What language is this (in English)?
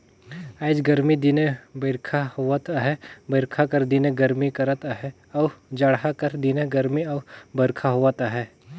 Chhattisgarhi